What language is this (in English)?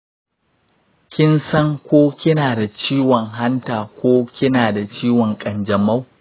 Hausa